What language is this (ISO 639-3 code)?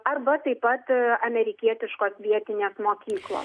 lit